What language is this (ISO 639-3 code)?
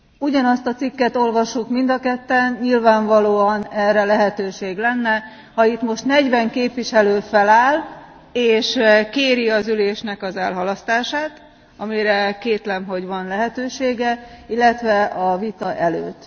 hun